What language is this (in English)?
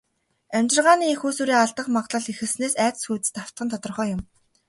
Mongolian